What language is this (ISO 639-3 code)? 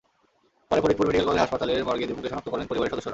ben